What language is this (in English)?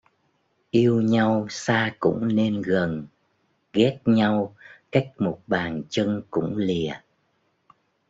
Vietnamese